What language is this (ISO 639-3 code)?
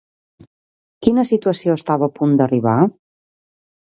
cat